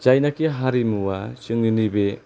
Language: Bodo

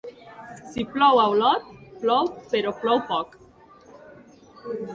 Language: Catalan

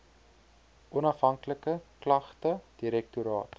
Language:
Afrikaans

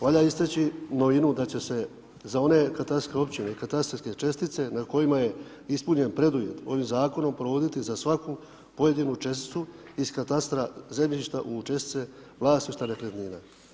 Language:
Croatian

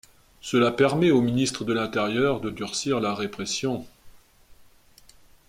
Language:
French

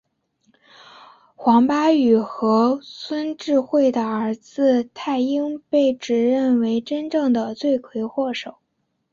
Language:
Chinese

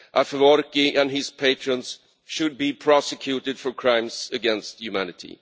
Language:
English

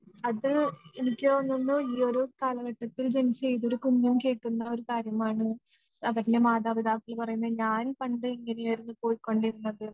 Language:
Malayalam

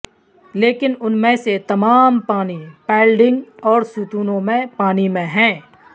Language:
Urdu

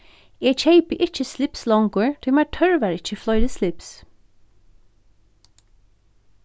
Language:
Faroese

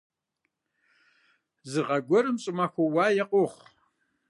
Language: Kabardian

